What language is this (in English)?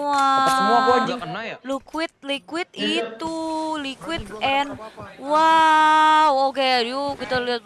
Indonesian